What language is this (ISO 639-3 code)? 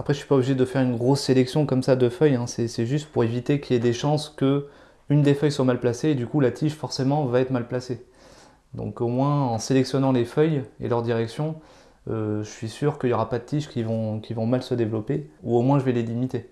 fra